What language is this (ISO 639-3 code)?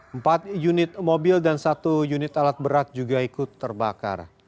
ind